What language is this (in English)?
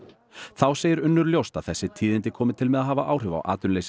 Icelandic